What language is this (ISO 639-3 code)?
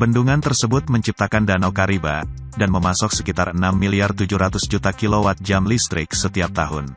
ind